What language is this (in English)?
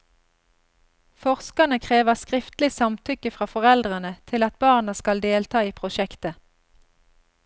Norwegian